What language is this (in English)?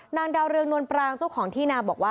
Thai